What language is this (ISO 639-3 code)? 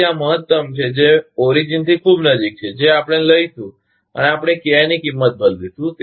guj